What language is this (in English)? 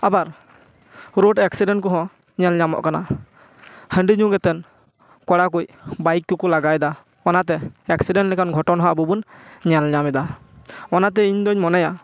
Santali